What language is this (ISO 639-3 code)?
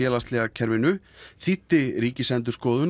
isl